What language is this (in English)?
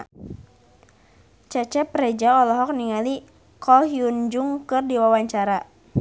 Sundanese